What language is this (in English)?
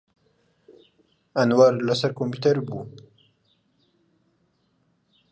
Central Kurdish